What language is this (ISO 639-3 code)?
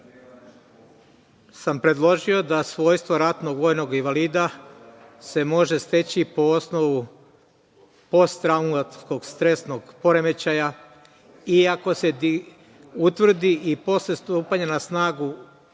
srp